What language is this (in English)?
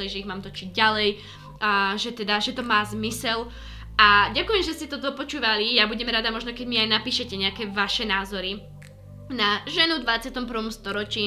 Slovak